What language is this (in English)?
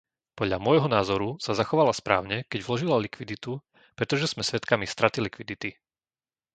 Slovak